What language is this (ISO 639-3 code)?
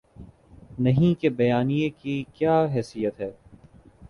urd